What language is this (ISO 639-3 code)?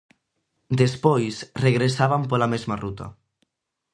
glg